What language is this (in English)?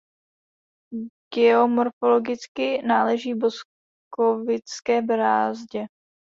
Czech